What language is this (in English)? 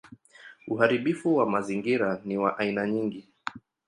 Swahili